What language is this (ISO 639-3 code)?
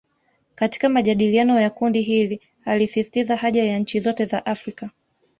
swa